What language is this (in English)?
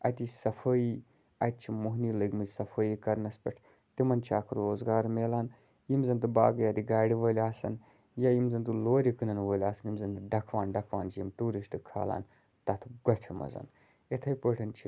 Kashmiri